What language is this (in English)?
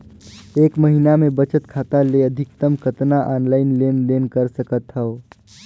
Chhattisgarhi